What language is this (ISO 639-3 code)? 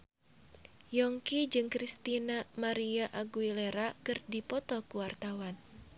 sun